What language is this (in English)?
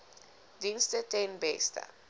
Afrikaans